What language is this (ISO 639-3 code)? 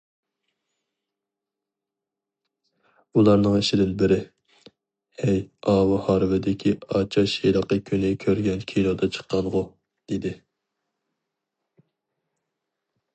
uig